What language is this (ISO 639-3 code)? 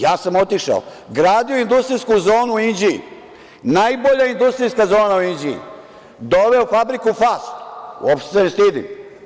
srp